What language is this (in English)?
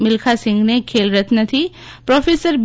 Gujarati